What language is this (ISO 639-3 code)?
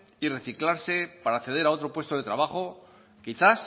spa